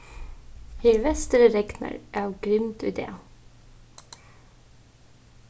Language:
Faroese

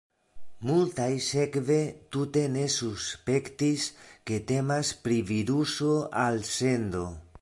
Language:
Esperanto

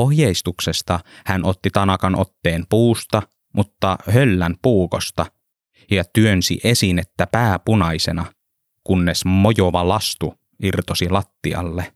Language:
Finnish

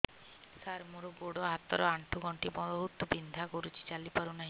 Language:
Odia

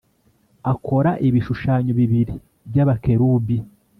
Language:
Kinyarwanda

